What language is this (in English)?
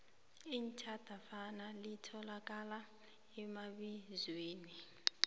South Ndebele